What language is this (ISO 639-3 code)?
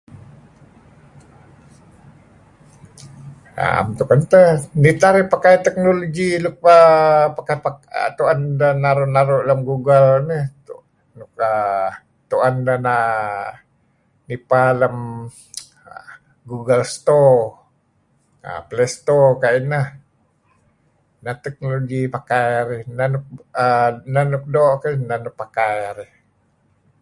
kzi